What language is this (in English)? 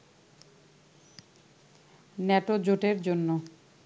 Bangla